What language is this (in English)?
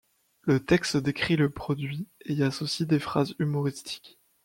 French